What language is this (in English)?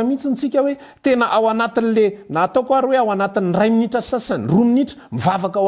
Dutch